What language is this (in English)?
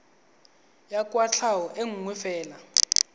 Tswana